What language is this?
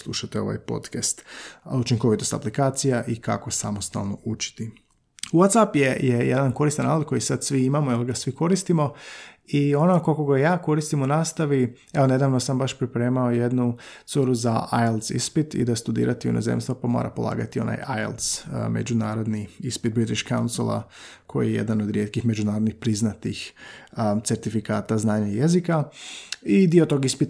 Croatian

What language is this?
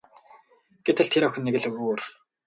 Mongolian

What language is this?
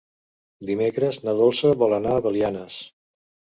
Catalan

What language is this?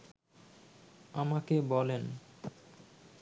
Bangla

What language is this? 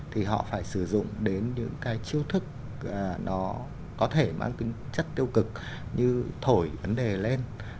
Vietnamese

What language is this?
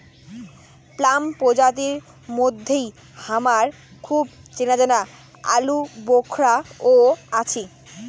Bangla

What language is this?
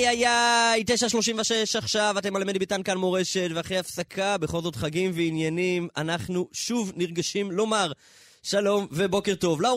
Hebrew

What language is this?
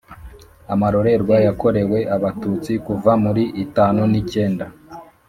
Kinyarwanda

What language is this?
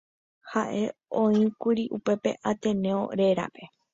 Guarani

